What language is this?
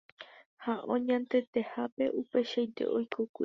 Guarani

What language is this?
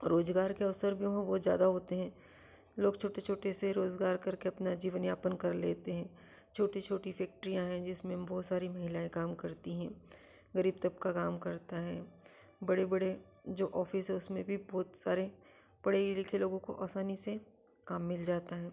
Hindi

